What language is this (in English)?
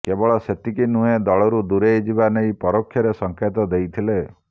Odia